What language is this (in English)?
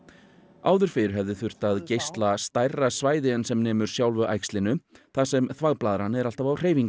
Icelandic